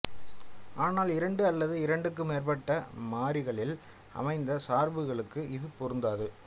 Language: Tamil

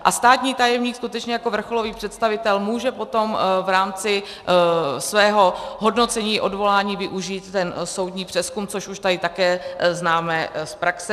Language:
Czech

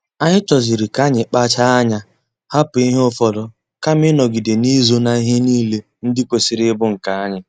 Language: Igbo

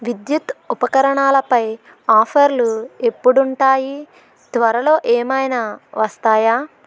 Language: Telugu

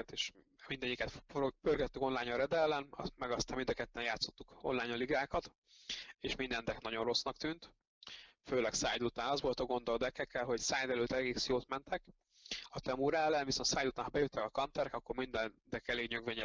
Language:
Hungarian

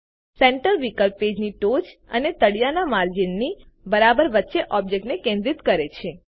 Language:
Gujarati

